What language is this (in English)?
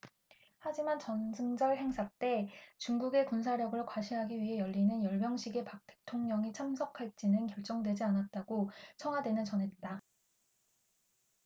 Korean